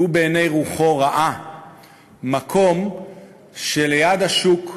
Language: Hebrew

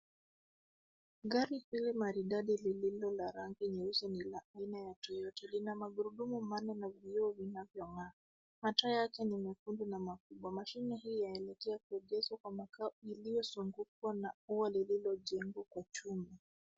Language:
Swahili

